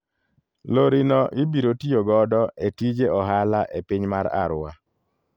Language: Luo (Kenya and Tanzania)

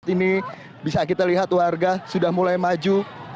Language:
Indonesian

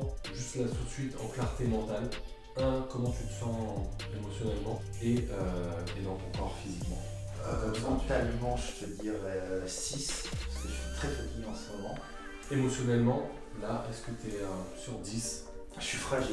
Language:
French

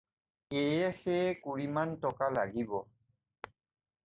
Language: Assamese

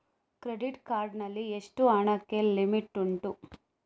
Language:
Kannada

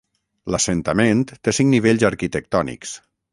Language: Catalan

